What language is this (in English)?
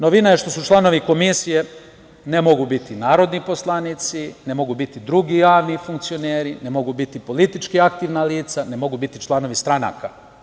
Serbian